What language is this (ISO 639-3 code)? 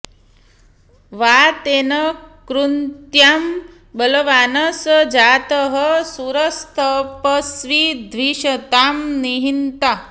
san